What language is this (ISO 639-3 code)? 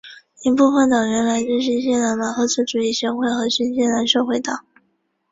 zho